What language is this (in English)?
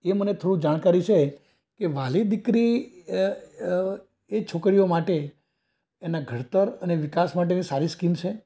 Gujarati